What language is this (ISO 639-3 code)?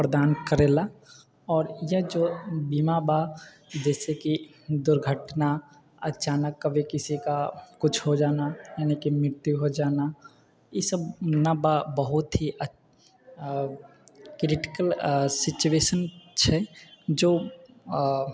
mai